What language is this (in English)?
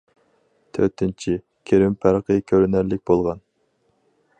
Uyghur